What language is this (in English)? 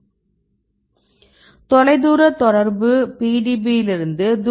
Tamil